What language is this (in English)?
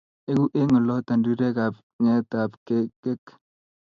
Kalenjin